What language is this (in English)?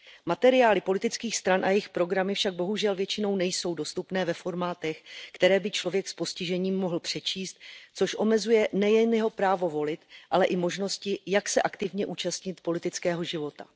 Czech